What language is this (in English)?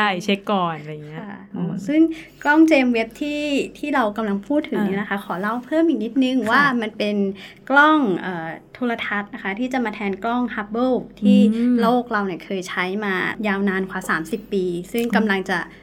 Thai